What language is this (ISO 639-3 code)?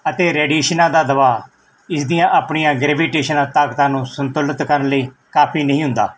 pan